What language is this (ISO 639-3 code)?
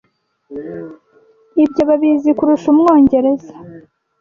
kin